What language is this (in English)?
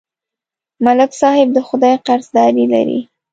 Pashto